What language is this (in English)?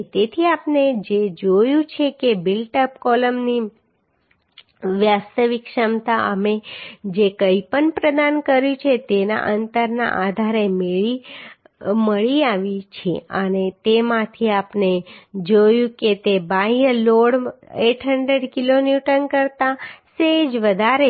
Gujarati